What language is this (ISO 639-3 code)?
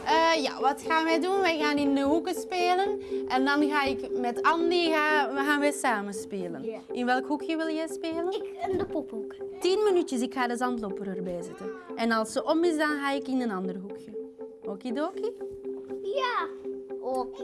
nld